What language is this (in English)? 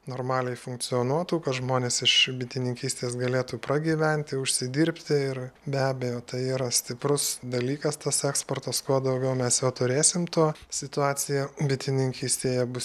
Lithuanian